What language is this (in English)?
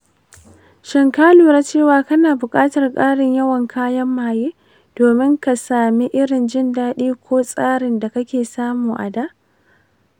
Hausa